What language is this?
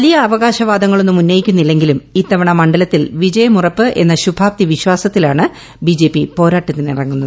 Malayalam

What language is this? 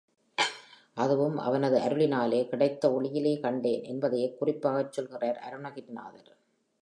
Tamil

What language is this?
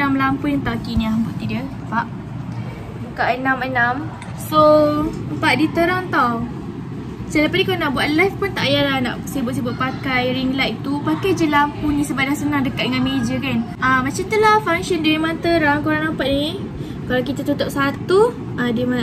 Malay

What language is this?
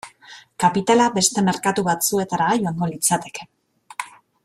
Basque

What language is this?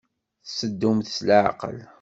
Kabyle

